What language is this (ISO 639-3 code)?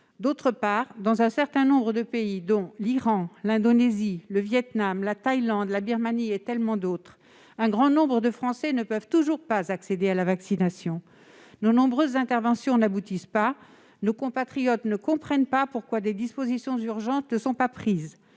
fra